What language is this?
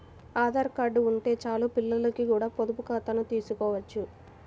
Telugu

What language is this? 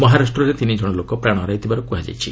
Odia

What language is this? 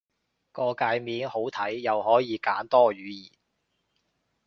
Cantonese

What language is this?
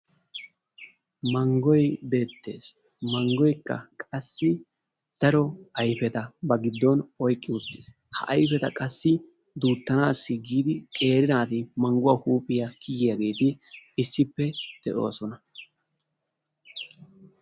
Wolaytta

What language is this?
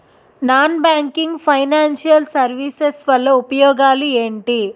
Telugu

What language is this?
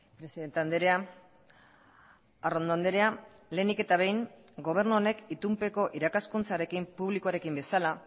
Basque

